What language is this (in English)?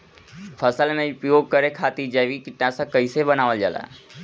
Bhojpuri